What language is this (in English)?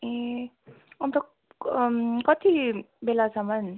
Nepali